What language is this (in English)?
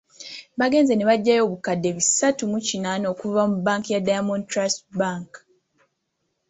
Ganda